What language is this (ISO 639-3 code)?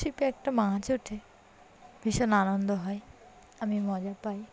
ben